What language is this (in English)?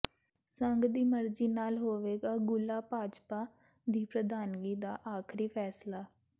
Punjabi